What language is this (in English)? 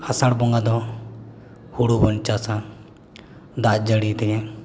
Santali